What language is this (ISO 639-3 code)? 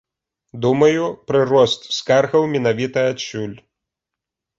bel